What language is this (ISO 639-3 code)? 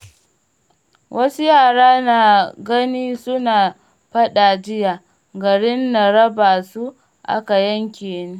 hau